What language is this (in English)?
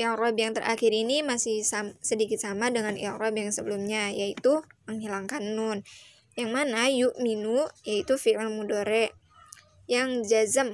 Indonesian